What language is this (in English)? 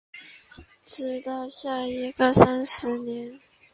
Chinese